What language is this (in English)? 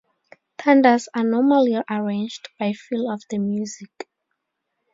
English